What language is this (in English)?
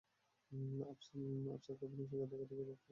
Bangla